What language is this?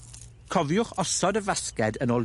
Welsh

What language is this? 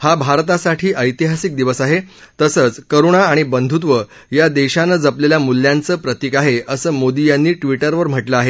Marathi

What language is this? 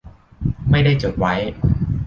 Thai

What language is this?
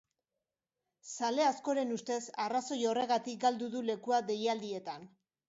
Basque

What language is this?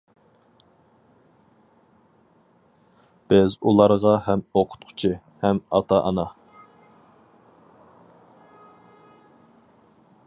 Uyghur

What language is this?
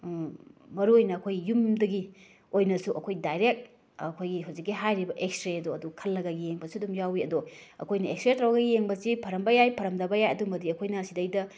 Manipuri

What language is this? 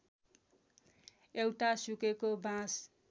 Nepali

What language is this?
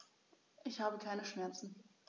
German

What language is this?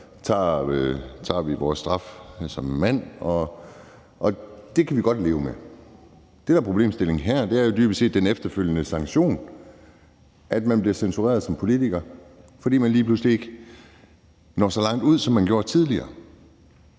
Danish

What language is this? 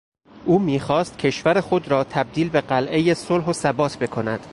Persian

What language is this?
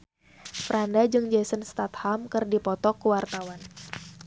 Sundanese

